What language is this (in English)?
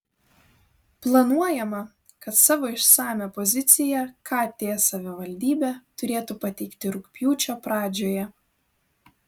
Lithuanian